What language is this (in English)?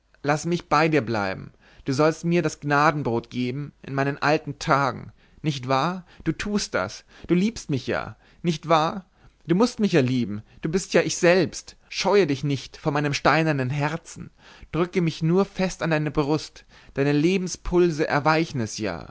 German